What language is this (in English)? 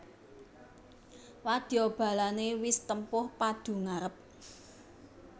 Javanese